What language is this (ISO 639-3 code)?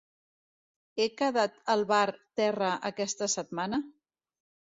cat